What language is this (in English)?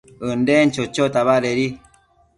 Matsés